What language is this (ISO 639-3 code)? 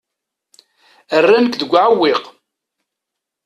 kab